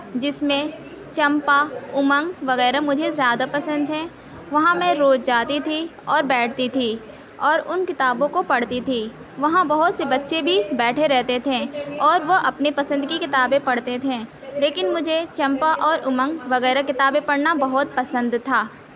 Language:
Urdu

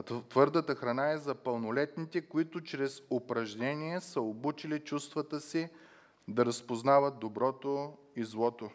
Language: Bulgarian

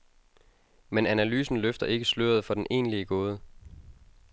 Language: Danish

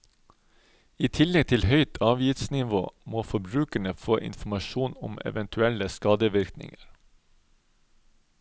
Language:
Norwegian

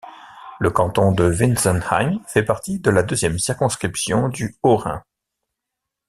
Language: French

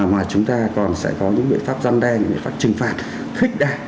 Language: Vietnamese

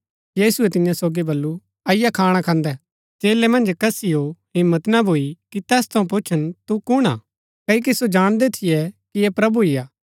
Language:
Gaddi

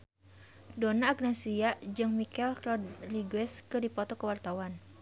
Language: Sundanese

